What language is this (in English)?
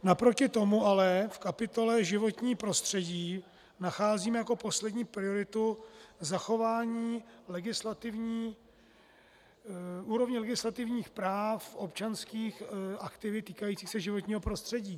Czech